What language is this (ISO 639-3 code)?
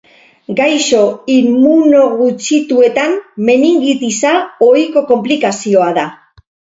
eus